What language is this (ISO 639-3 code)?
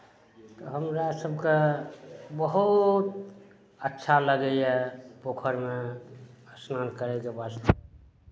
mai